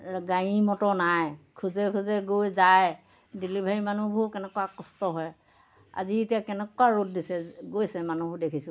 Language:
Assamese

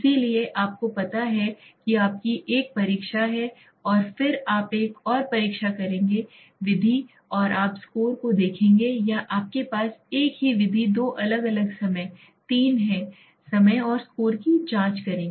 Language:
Hindi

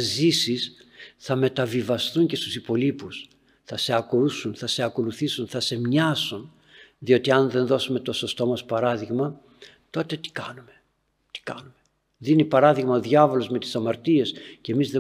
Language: Greek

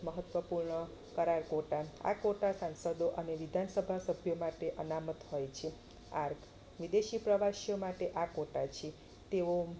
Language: Gujarati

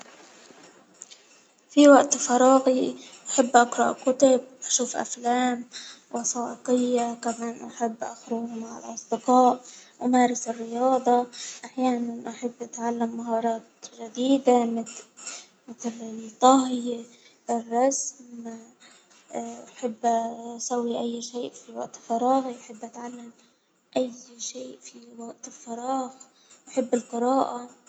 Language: Hijazi Arabic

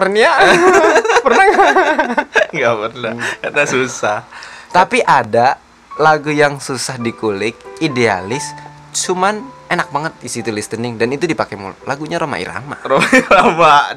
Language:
Indonesian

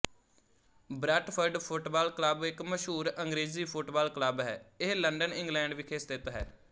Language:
Punjabi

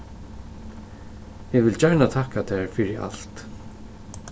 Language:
Faroese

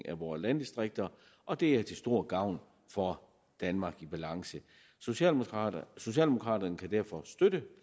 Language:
Danish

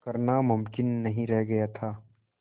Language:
Hindi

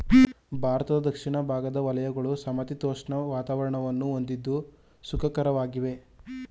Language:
Kannada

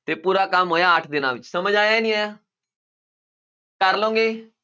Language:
Punjabi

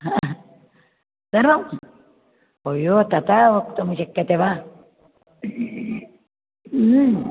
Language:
Sanskrit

